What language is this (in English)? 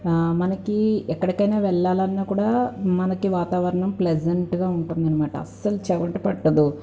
Telugu